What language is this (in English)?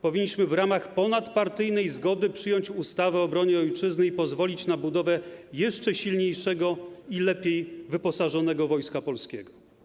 Polish